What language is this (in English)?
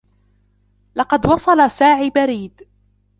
Arabic